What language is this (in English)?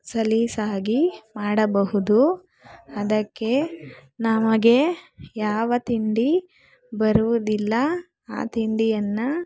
Kannada